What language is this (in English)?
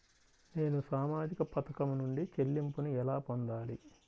Telugu